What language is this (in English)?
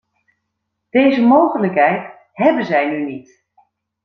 Dutch